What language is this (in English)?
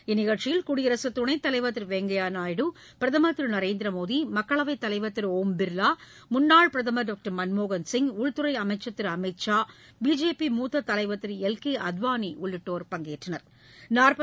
Tamil